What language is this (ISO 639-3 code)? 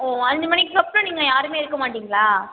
tam